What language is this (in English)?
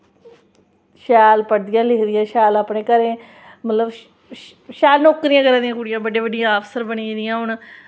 Dogri